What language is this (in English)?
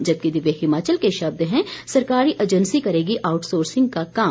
Hindi